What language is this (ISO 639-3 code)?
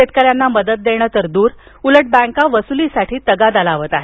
mar